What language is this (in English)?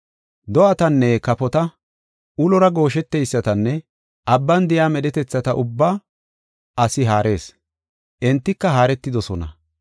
Gofa